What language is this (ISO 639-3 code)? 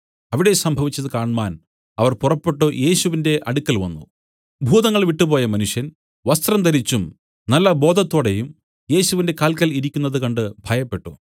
mal